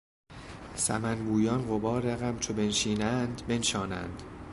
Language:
Persian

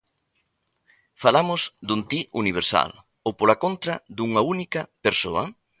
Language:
Galician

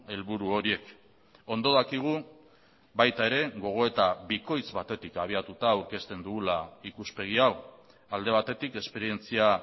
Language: Basque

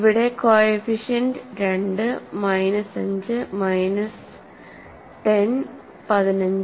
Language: Malayalam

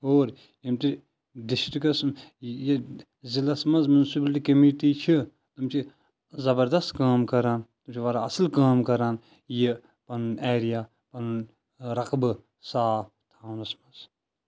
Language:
Kashmiri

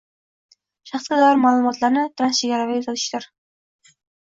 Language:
Uzbek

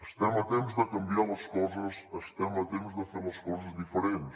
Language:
Catalan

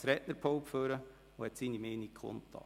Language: Swiss German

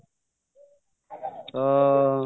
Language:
Odia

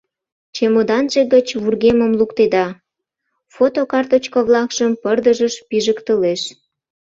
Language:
Mari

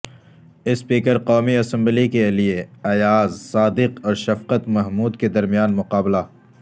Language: Urdu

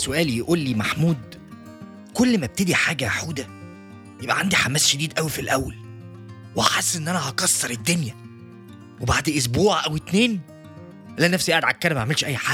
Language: Arabic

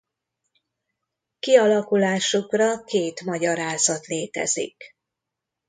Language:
Hungarian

